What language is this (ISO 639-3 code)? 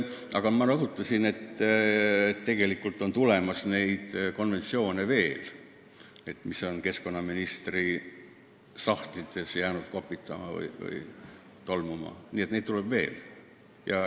est